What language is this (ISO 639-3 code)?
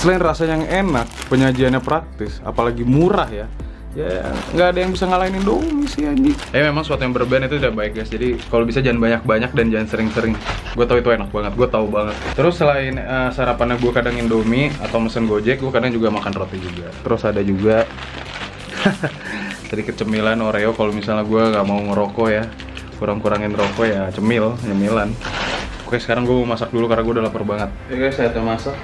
ind